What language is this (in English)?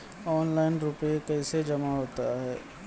Maithili